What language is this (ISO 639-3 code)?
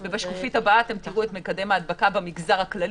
heb